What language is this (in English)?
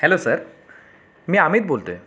Marathi